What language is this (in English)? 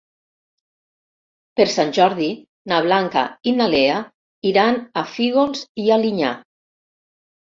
Catalan